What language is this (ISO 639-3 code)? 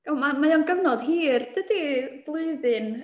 cym